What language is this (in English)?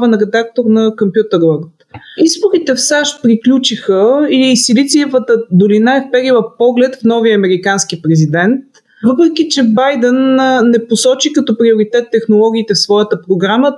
Bulgarian